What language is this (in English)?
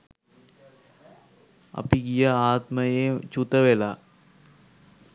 Sinhala